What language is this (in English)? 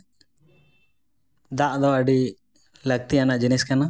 Santali